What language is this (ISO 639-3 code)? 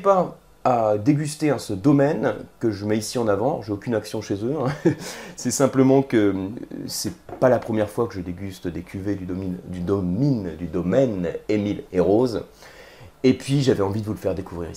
fra